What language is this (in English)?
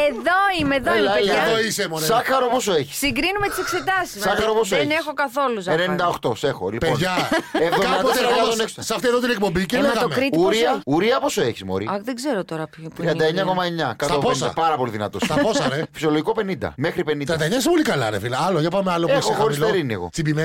Greek